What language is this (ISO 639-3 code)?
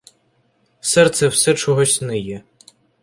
ukr